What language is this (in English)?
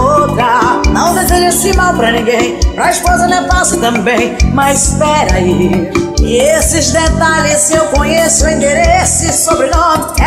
Portuguese